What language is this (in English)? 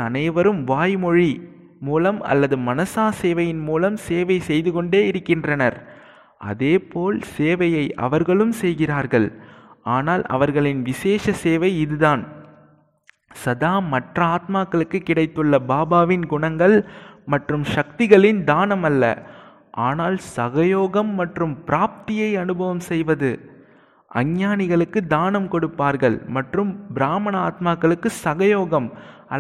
Tamil